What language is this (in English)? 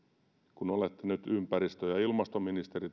Finnish